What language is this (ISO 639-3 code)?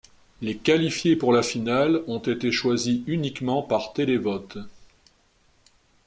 fra